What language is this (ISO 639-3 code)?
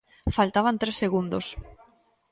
glg